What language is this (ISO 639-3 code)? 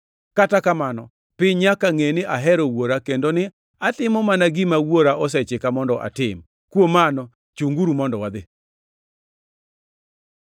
luo